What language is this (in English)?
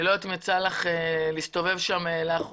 Hebrew